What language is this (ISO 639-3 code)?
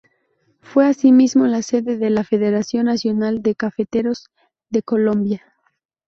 spa